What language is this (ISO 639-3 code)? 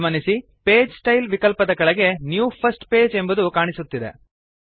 kan